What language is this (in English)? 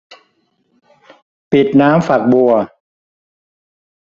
Thai